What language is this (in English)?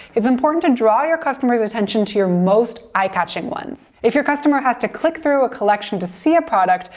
English